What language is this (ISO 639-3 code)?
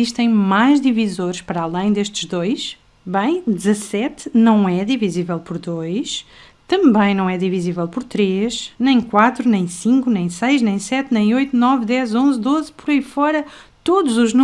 por